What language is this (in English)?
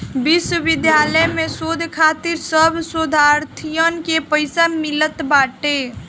Bhojpuri